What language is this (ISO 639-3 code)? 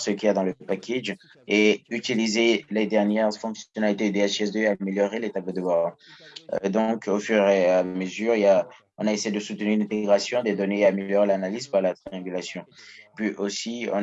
fra